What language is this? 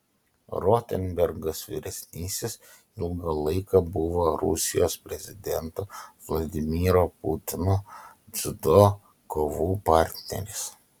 Lithuanian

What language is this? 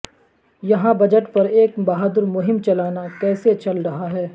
Urdu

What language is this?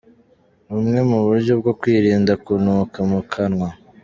Kinyarwanda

